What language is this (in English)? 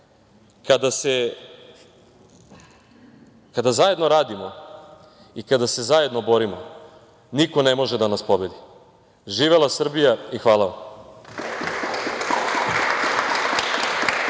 Serbian